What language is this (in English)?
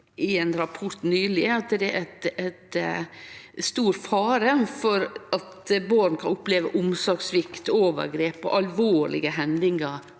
Norwegian